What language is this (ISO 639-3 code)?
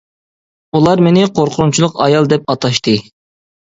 uig